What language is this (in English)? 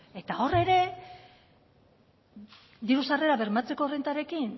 Basque